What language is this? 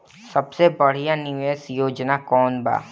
Bhojpuri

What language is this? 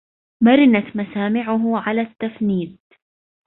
Arabic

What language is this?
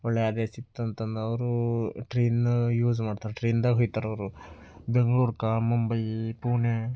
Kannada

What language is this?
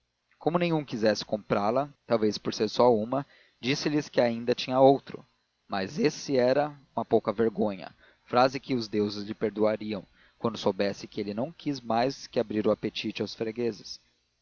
Portuguese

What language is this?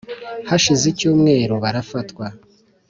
Kinyarwanda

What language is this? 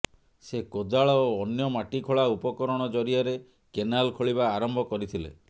Odia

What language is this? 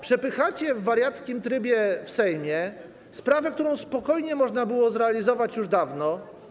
Polish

